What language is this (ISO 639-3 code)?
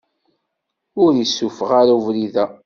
kab